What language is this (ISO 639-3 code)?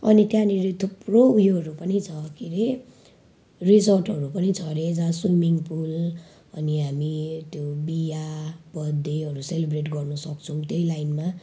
nep